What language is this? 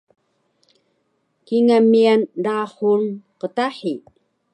Taroko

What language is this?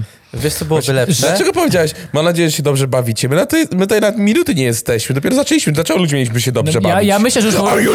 Polish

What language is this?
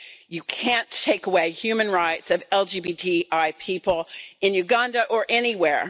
English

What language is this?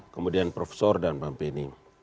Indonesian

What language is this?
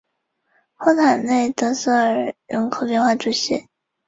Chinese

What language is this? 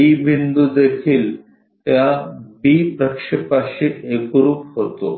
Marathi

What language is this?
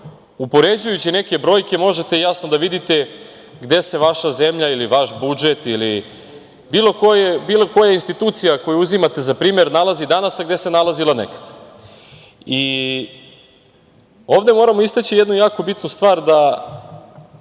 Serbian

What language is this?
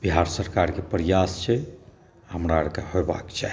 Maithili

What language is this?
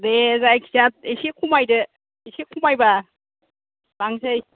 Bodo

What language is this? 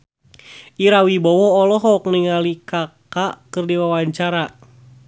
Sundanese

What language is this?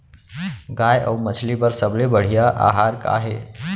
Chhattisgarhi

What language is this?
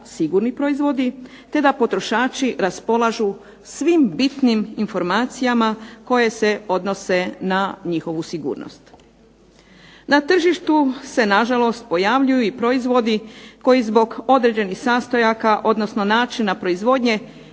Croatian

